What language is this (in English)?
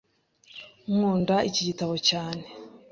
Kinyarwanda